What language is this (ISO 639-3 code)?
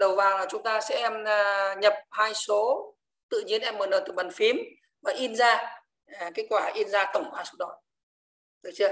vie